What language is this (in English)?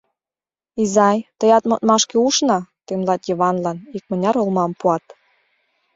Mari